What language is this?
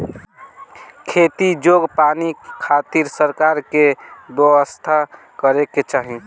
Bhojpuri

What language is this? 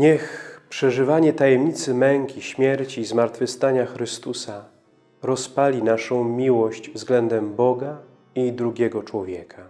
Polish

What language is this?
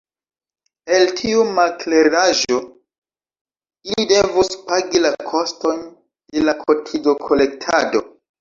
Esperanto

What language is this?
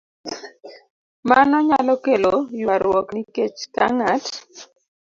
Luo (Kenya and Tanzania)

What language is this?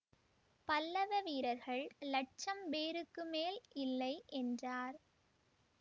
Tamil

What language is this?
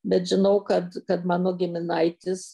Lithuanian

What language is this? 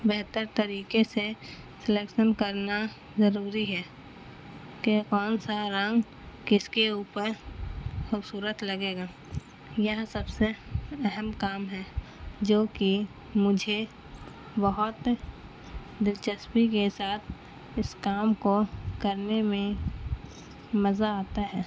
Urdu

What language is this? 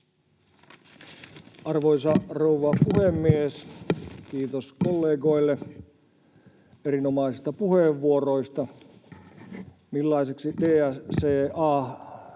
Finnish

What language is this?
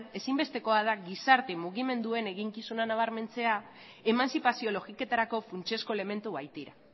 Basque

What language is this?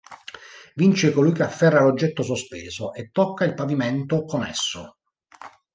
Italian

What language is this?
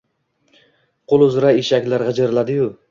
Uzbek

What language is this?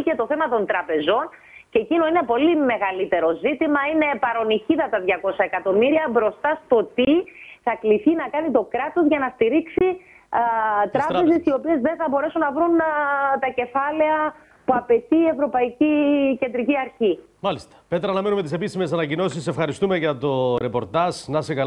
Greek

